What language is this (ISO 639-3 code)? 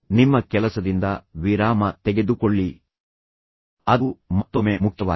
kan